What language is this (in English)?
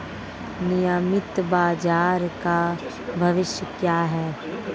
Hindi